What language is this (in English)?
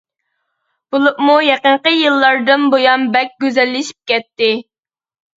Uyghur